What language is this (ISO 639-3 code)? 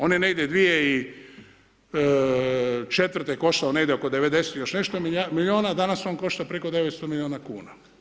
hrv